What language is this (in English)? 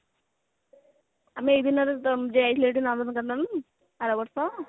Odia